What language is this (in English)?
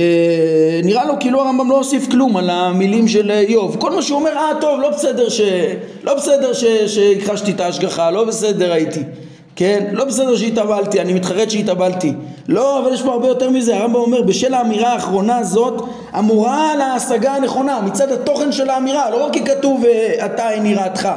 Hebrew